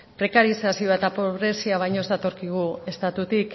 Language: Basque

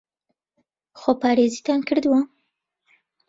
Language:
Central Kurdish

